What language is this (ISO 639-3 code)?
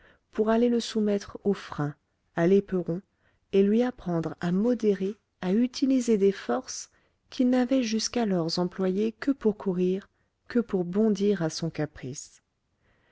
fra